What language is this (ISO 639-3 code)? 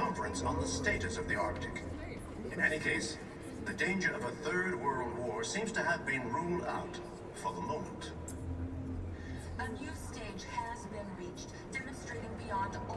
eng